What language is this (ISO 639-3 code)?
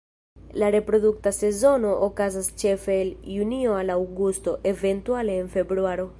epo